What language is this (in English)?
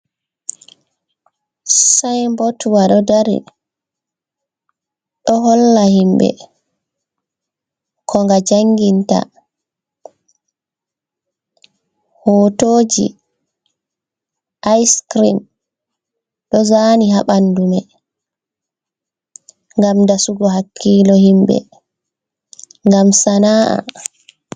Fula